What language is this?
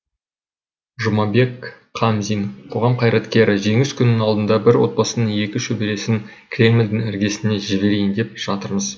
Kazakh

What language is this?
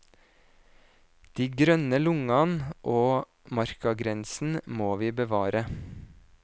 Norwegian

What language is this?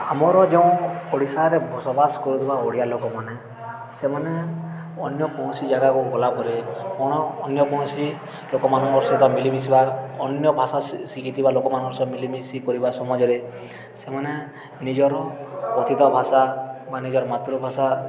Odia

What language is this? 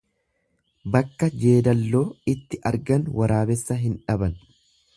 Oromo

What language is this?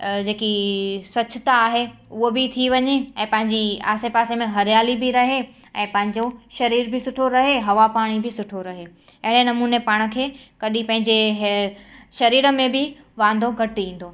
Sindhi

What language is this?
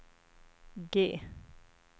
Swedish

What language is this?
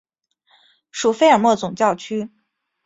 Chinese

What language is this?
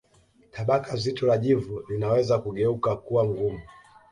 Swahili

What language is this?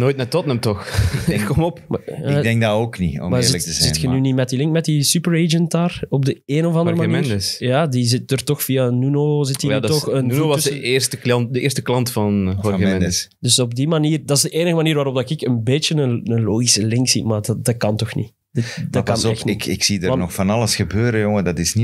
Dutch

